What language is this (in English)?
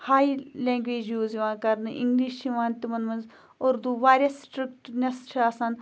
Kashmiri